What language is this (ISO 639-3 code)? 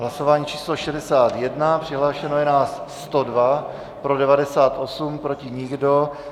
ces